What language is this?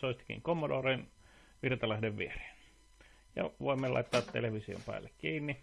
Finnish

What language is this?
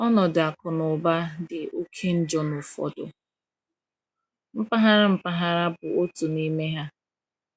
Igbo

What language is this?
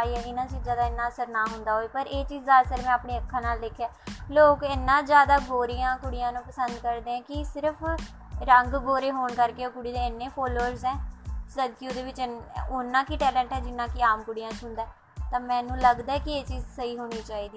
Punjabi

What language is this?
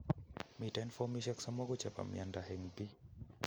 Kalenjin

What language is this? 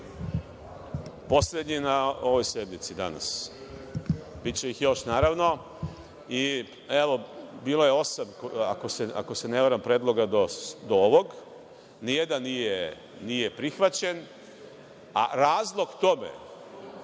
Serbian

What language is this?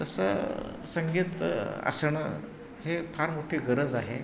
Marathi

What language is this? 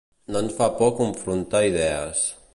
Catalan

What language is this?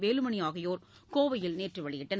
Tamil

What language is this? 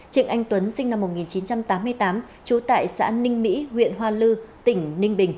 Vietnamese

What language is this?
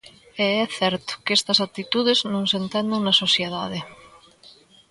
Galician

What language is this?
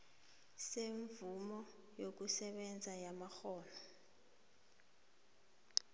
South Ndebele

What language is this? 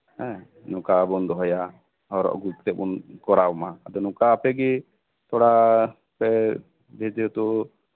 Santali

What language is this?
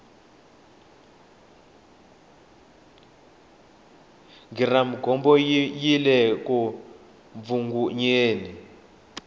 Tsonga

